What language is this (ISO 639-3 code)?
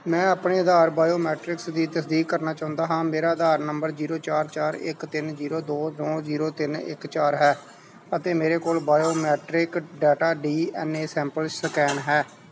pan